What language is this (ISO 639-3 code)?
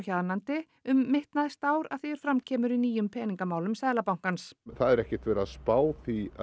isl